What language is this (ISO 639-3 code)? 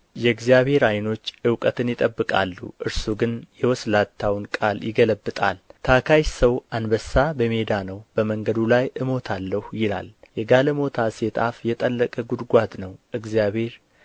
amh